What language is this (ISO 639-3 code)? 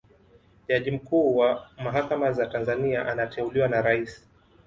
swa